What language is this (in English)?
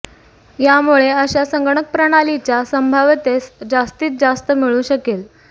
Marathi